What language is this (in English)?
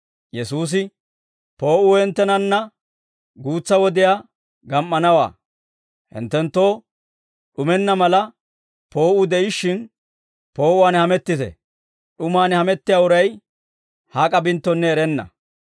Dawro